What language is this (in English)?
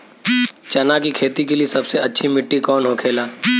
Bhojpuri